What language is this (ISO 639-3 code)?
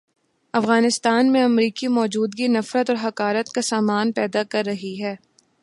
urd